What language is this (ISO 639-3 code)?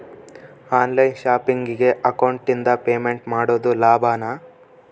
kan